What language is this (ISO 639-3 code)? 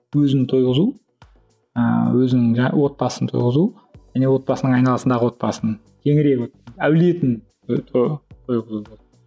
kaz